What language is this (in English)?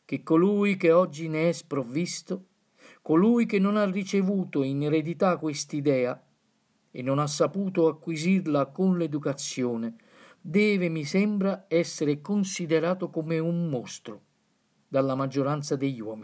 Italian